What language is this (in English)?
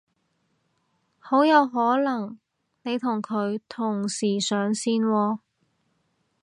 Cantonese